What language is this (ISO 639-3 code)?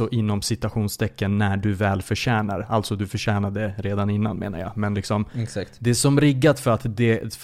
swe